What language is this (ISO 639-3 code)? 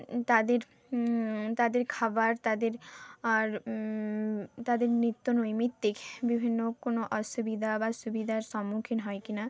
ben